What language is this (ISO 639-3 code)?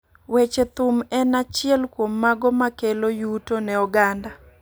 luo